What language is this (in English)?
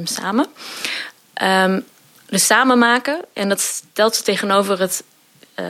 Dutch